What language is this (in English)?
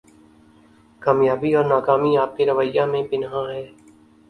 Urdu